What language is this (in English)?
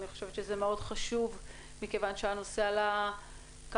Hebrew